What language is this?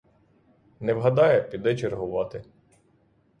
Ukrainian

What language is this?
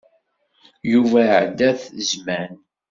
Kabyle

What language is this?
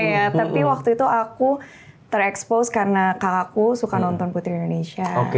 Indonesian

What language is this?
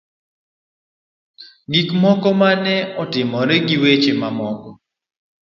Luo (Kenya and Tanzania)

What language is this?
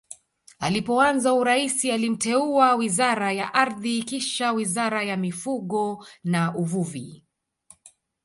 Swahili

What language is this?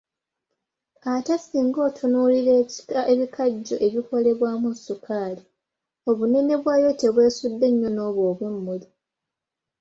Ganda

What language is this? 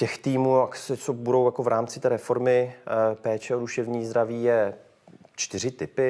Czech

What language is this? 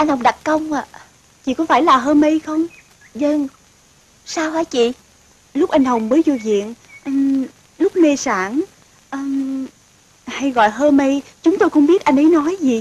Vietnamese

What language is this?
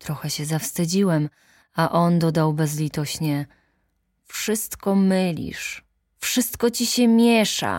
Polish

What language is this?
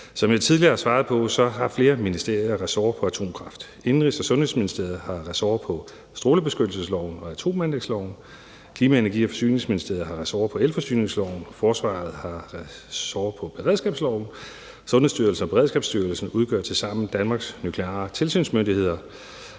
Danish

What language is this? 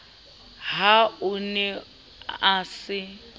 Southern Sotho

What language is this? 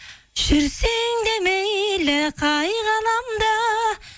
Kazakh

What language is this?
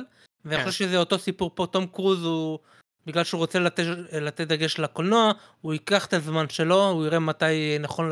Hebrew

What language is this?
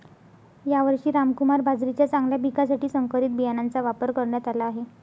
Marathi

